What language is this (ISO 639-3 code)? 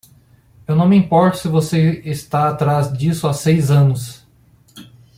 por